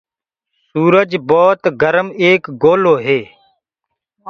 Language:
Gurgula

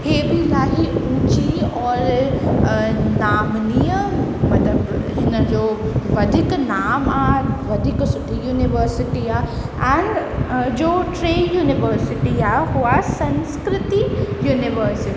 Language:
Sindhi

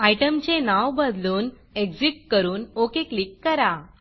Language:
Marathi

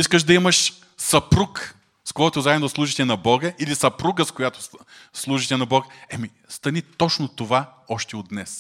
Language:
Bulgarian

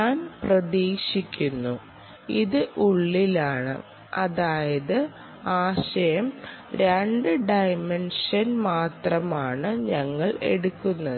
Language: Malayalam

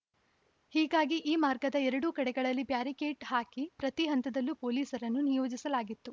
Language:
Kannada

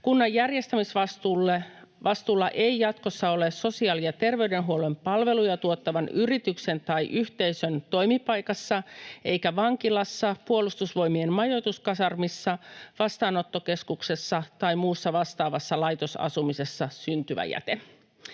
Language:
Finnish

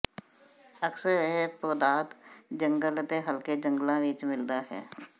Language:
Punjabi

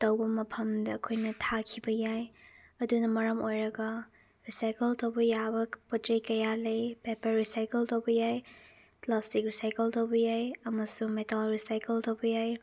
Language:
Manipuri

